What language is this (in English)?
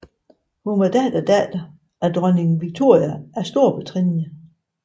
Danish